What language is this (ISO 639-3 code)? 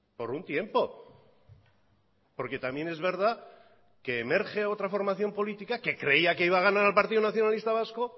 spa